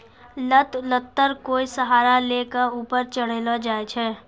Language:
Maithili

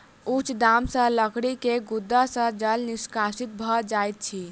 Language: Maithili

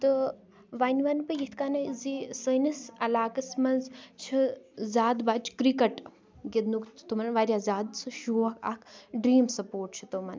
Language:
Kashmiri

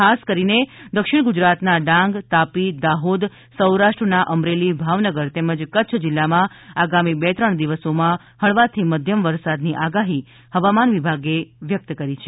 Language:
Gujarati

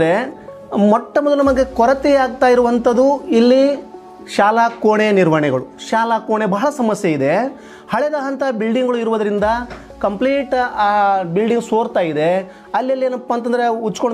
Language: Romanian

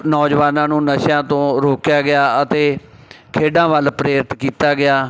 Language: Punjabi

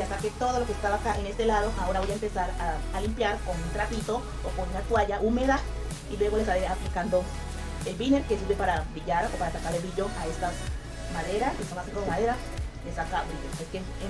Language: Spanish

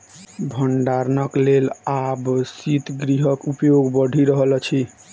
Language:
Maithili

